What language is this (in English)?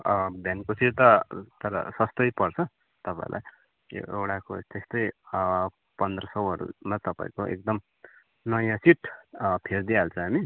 Nepali